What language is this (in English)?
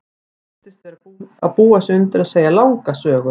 Icelandic